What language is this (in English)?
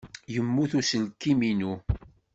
Kabyle